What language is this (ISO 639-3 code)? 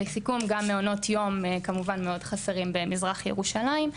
heb